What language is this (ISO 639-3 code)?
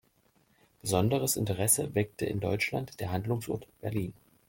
deu